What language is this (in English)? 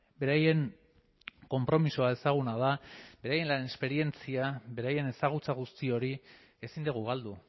Basque